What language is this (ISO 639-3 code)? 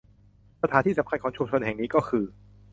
tha